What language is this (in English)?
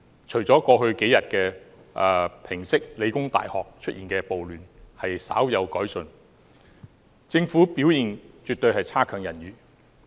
Cantonese